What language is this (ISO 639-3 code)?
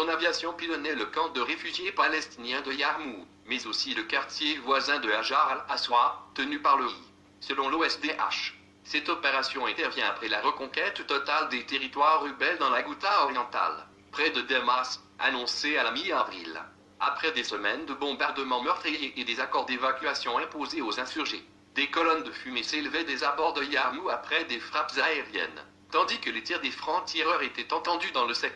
fra